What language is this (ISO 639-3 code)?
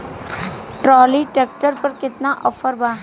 bho